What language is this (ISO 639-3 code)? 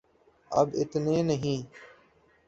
urd